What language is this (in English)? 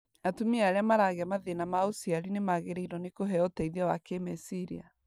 Kikuyu